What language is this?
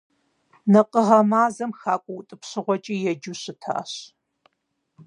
Kabardian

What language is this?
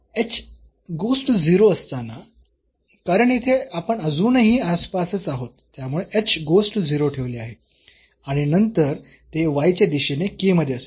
Marathi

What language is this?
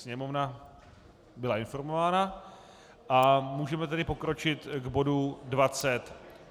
Czech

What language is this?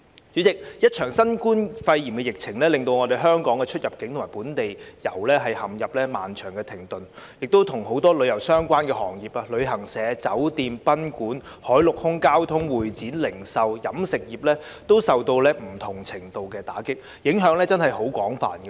Cantonese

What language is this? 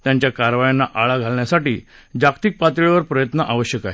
Marathi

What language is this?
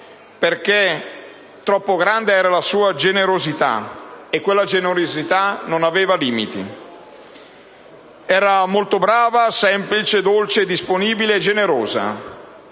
Italian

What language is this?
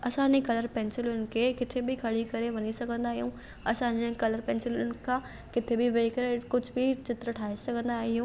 Sindhi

